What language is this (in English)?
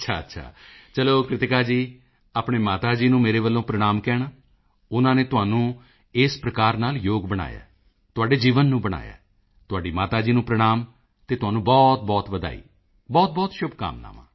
Punjabi